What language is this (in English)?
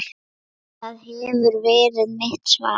Icelandic